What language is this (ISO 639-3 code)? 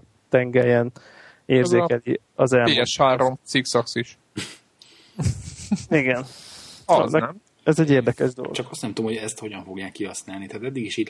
hun